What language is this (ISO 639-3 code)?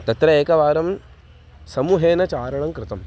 san